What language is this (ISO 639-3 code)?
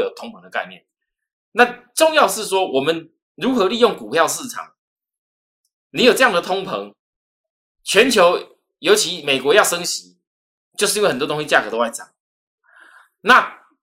zho